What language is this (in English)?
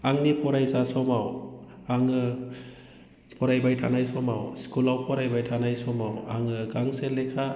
Bodo